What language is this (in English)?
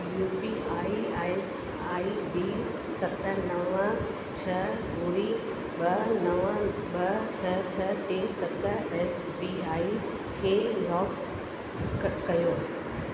Sindhi